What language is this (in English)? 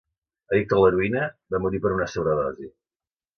Catalan